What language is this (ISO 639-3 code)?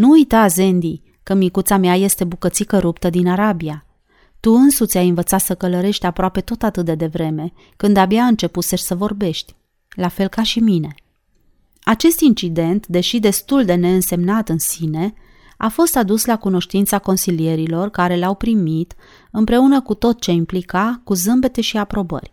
ron